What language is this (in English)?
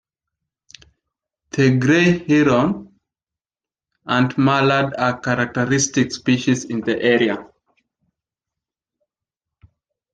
English